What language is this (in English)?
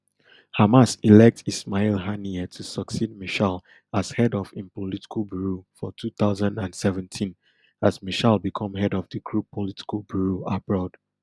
Nigerian Pidgin